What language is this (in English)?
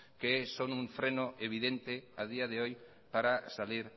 Spanish